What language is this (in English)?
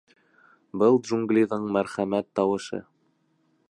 Bashkir